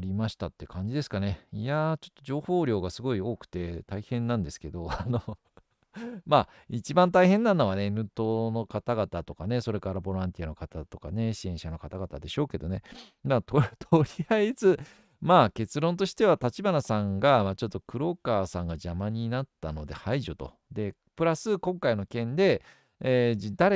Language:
Japanese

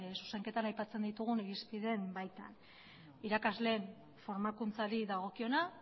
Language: Basque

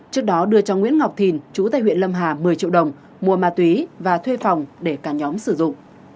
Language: Vietnamese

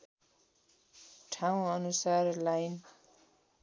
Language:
Nepali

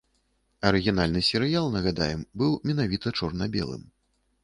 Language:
Belarusian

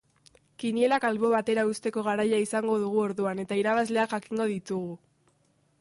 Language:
Basque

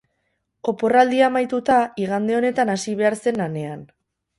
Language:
Basque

